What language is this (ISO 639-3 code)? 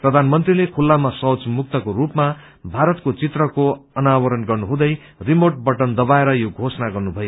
nep